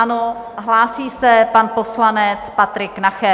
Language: Czech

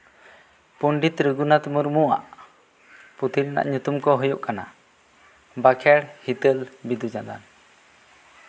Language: Santali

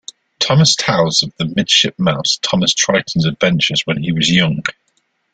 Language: English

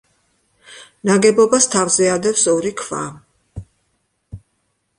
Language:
Georgian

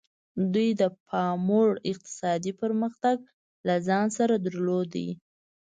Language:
Pashto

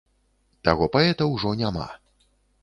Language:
Belarusian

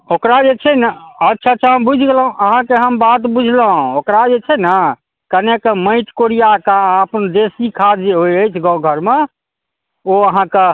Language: Maithili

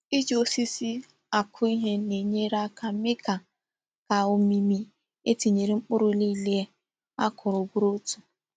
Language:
Igbo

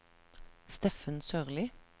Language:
Norwegian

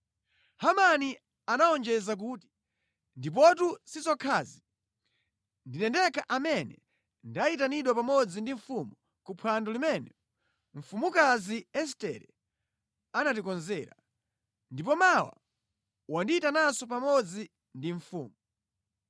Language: Nyanja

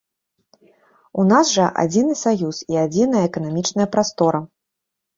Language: Belarusian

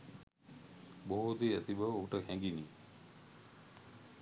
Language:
Sinhala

